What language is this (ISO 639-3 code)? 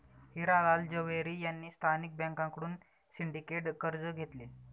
mar